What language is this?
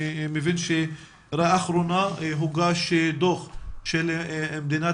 Hebrew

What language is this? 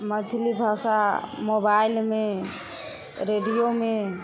Maithili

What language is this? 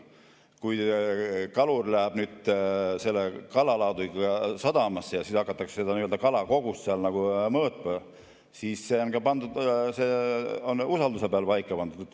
Estonian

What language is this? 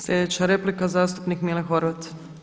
Croatian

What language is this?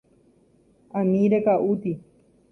Guarani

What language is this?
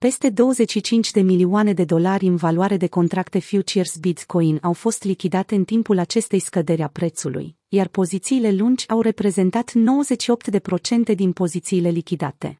Romanian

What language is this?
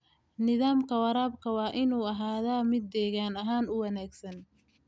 Somali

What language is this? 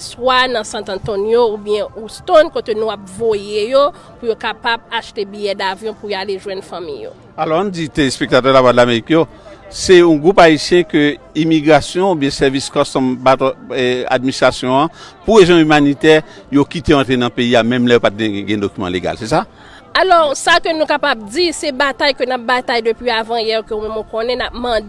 French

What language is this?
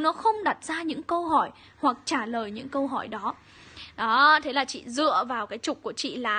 Vietnamese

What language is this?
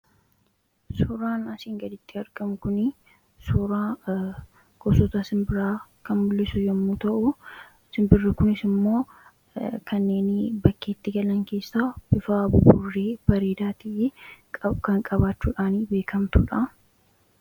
Oromo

